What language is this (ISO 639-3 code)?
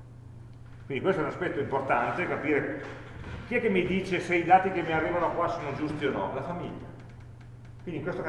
ita